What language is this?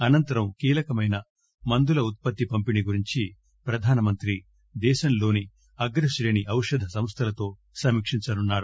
Telugu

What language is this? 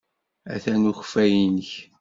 Kabyle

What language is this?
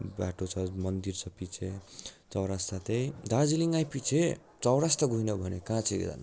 Nepali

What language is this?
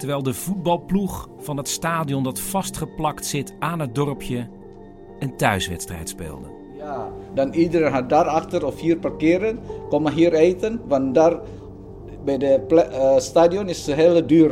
Dutch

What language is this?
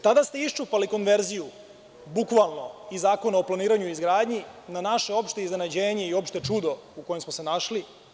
Serbian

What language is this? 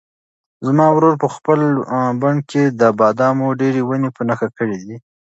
Pashto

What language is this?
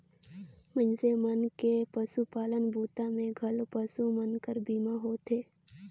Chhattisgarhi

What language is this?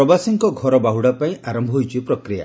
Odia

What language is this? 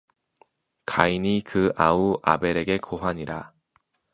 Korean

